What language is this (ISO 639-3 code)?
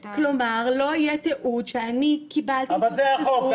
heb